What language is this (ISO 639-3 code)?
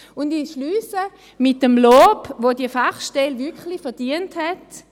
gsw